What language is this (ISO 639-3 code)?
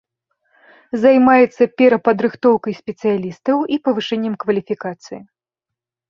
bel